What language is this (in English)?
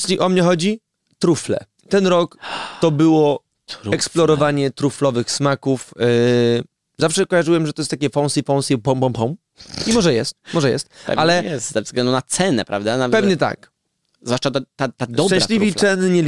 Polish